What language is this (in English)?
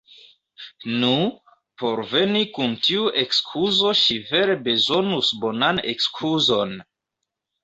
Esperanto